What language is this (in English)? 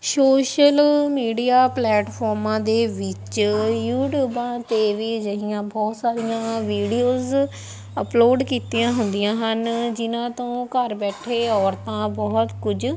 Punjabi